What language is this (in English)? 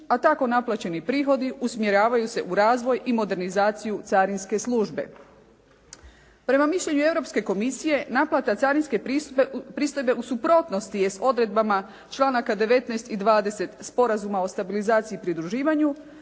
Croatian